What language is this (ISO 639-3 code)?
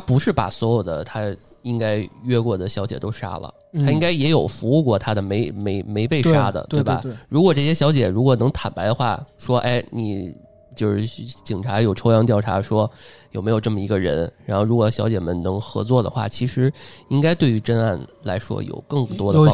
zho